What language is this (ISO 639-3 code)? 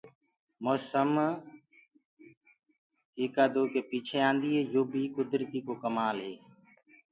ggg